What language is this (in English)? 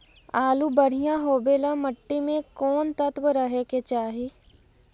Magahi